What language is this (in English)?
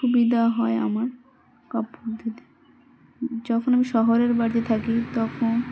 Bangla